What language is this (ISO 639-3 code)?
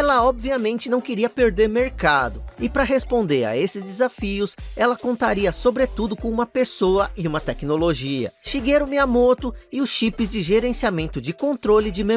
por